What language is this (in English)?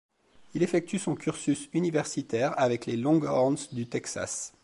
French